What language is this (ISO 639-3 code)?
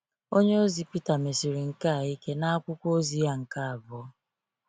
ibo